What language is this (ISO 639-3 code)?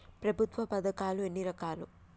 tel